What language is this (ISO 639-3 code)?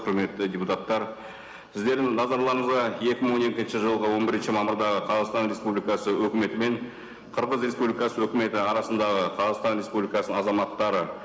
kaz